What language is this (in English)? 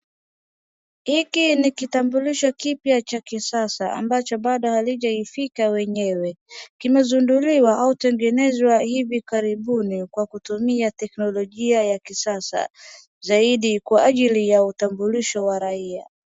Swahili